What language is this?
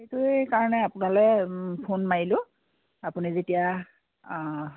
Assamese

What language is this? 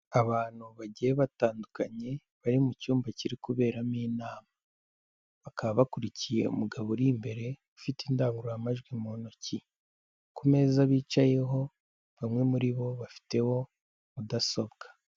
Kinyarwanda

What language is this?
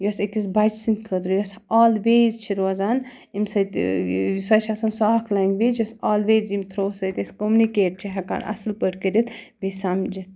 Kashmiri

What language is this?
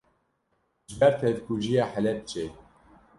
Kurdish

